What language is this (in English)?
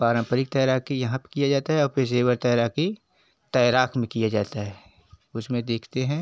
Hindi